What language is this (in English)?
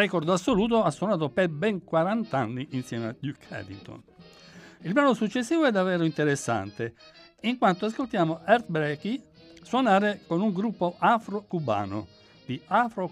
Italian